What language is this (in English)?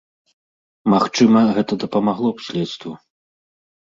Belarusian